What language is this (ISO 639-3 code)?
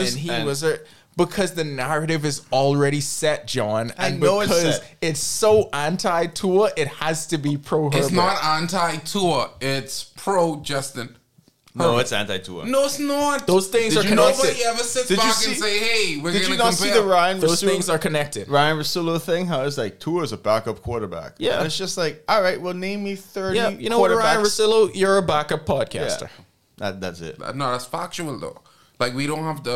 eng